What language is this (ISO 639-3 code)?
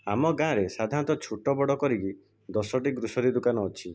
ori